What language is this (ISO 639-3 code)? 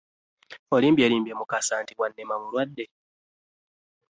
lug